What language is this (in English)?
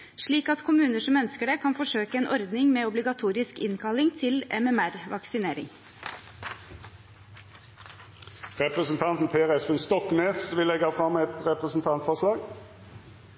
Norwegian